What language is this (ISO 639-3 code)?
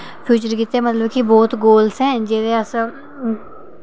doi